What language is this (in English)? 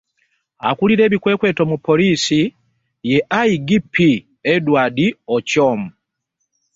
Ganda